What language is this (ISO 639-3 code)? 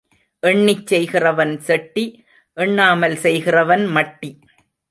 tam